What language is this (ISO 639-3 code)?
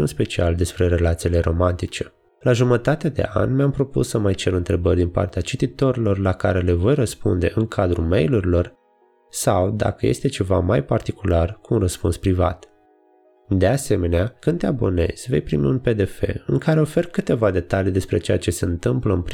ron